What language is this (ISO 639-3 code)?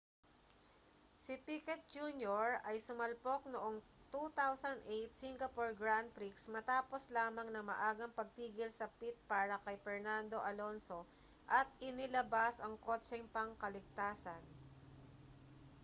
fil